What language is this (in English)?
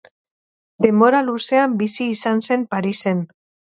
Basque